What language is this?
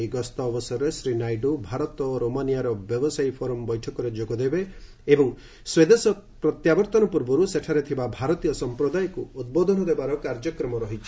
Odia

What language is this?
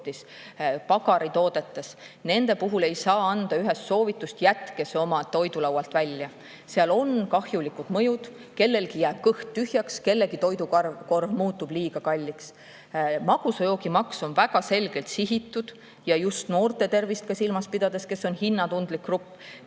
Estonian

